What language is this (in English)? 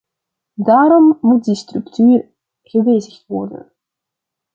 Dutch